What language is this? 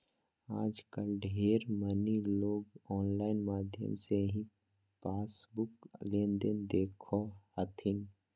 Magahi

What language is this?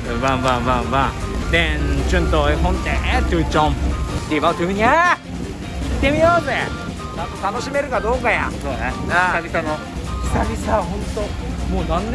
Japanese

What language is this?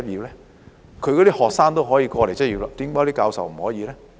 Cantonese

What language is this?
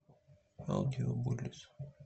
Russian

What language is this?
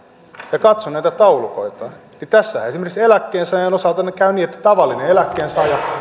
Finnish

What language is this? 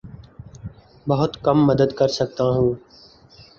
Urdu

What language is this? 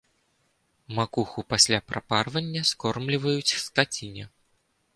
Belarusian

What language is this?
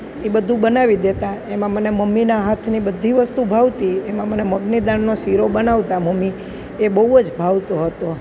Gujarati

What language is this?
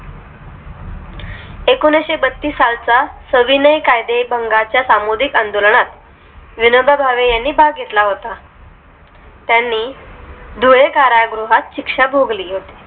Marathi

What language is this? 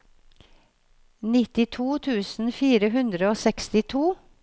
Norwegian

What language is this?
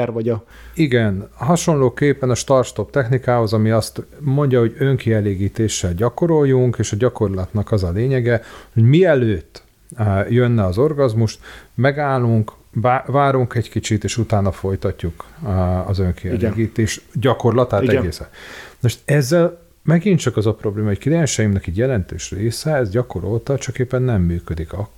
Hungarian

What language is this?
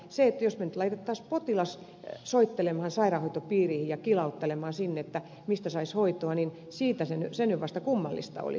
Finnish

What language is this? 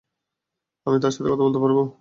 Bangla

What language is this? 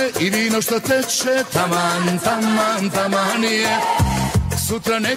Croatian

